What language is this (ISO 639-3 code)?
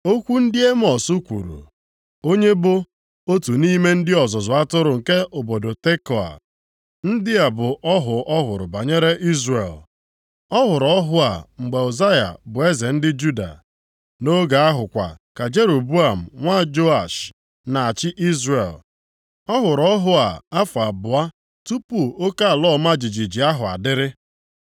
ibo